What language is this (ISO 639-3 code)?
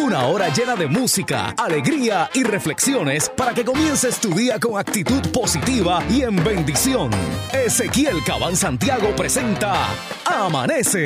spa